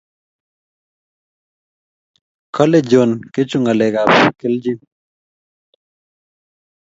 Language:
Kalenjin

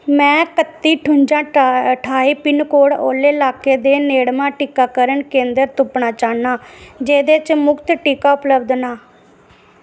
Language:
Dogri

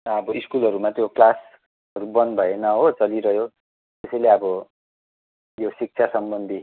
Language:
Nepali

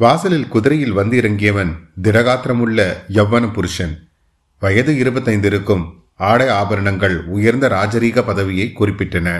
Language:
Tamil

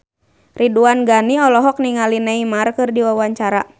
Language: Sundanese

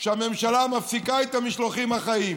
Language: Hebrew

